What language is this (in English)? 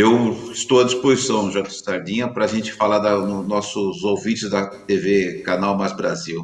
Portuguese